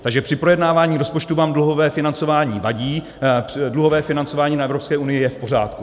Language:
Czech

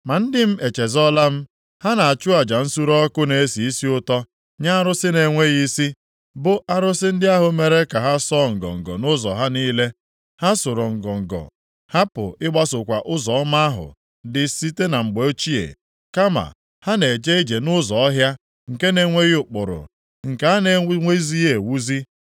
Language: Igbo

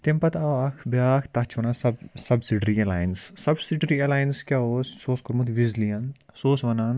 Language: Kashmiri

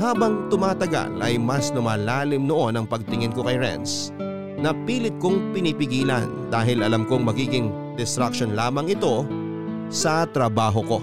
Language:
Filipino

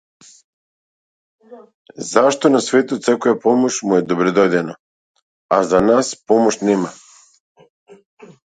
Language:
Macedonian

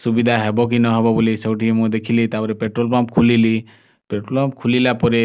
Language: Odia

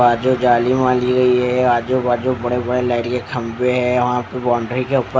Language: Hindi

